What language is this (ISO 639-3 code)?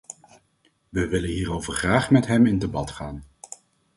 nld